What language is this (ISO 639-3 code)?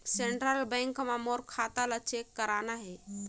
hne